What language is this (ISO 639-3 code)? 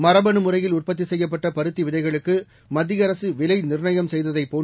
tam